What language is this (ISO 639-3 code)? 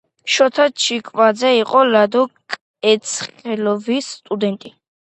kat